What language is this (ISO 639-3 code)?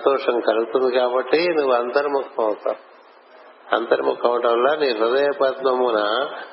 tel